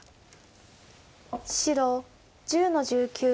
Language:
Japanese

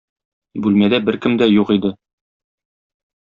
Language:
Tatar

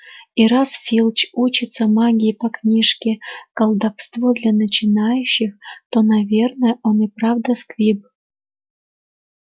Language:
Russian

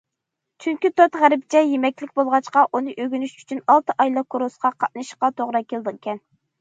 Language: Uyghur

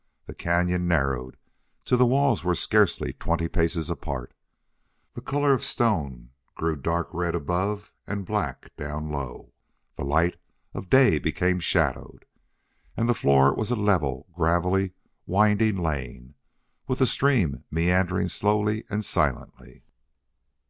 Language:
English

